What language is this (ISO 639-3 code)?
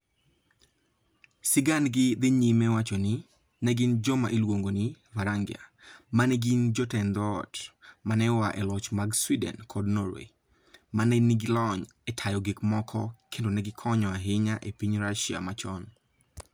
luo